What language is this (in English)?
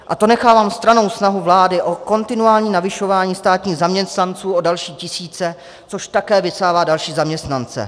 Czech